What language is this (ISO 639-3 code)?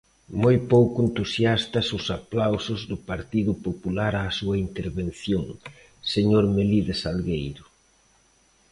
glg